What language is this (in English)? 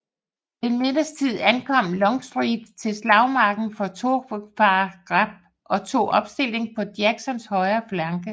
Danish